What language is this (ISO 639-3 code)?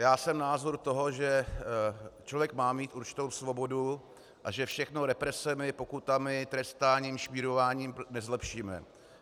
ces